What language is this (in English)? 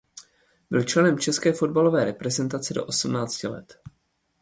Czech